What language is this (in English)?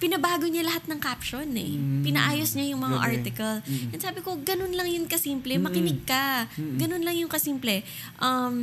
Filipino